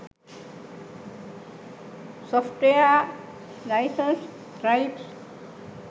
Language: Sinhala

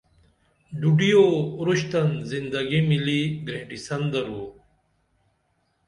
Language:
Dameli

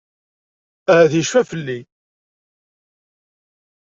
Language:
Kabyle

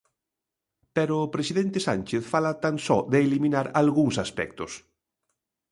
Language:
Galician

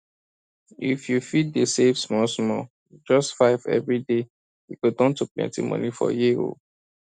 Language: Nigerian Pidgin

